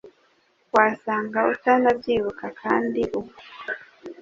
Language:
Kinyarwanda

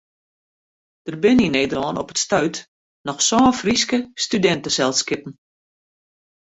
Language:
Western Frisian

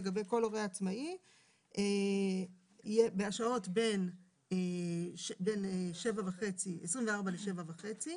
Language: Hebrew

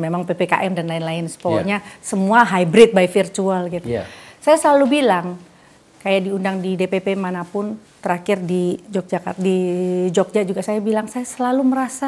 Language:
Indonesian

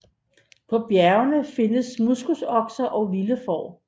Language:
Danish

